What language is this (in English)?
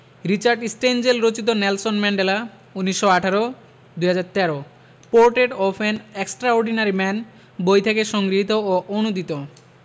Bangla